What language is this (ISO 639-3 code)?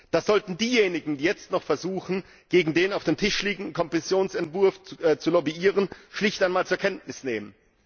deu